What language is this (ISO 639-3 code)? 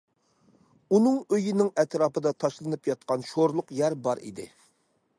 uig